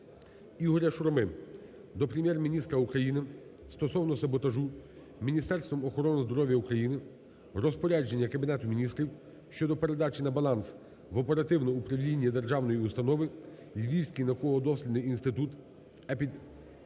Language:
Ukrainian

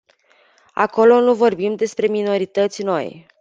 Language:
Romanian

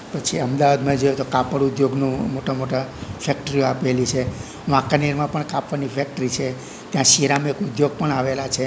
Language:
Gujarati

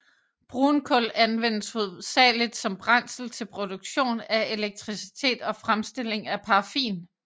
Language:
Danish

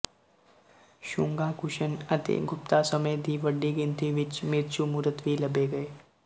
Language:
Punjabi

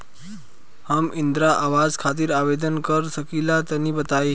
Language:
Bhojpuri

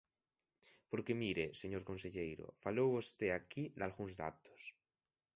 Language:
Galician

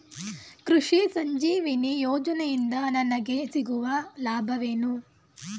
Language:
Kannada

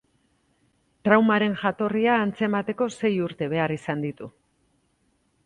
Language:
Basque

